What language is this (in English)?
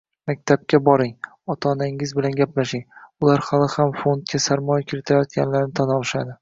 Uzbek